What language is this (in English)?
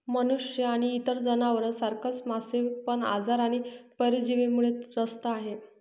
Marathi